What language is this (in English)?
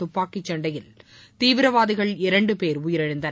Tamil